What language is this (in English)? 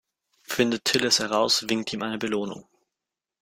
German